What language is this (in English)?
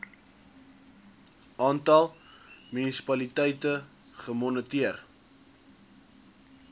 Afrikaans